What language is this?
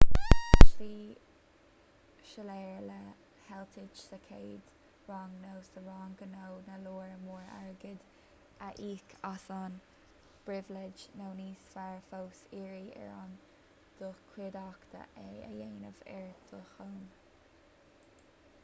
Irish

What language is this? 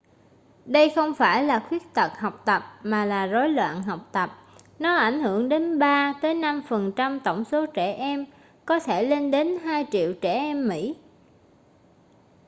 Vietnamese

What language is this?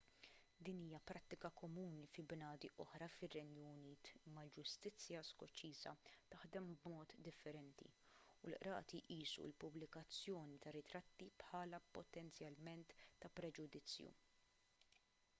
Maltese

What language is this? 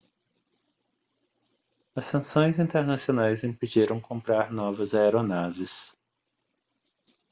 Portuguese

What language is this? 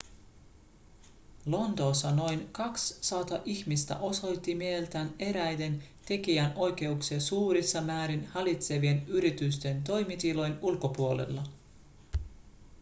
Finnish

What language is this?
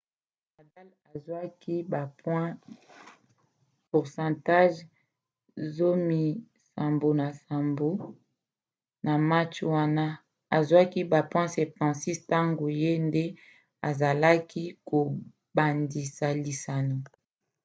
Lingala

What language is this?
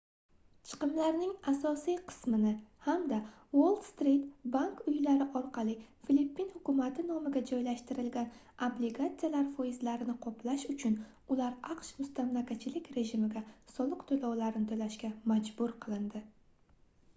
Uzbek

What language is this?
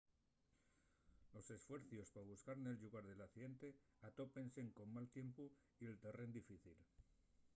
Asturian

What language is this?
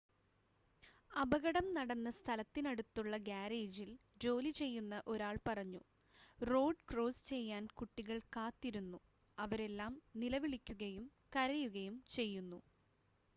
Malayalam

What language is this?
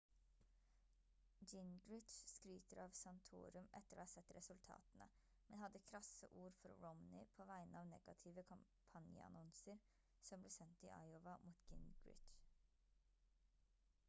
Norwegian Bokmål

